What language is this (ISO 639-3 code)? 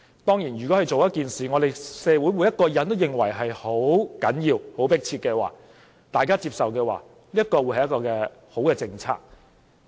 yue